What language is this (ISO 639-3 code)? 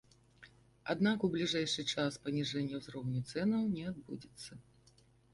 bel